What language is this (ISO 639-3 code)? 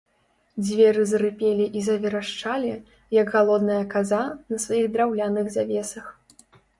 bel